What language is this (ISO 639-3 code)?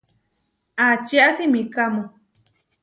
var